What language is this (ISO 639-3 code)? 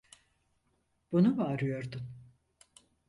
tur